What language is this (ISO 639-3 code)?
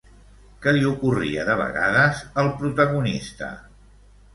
cat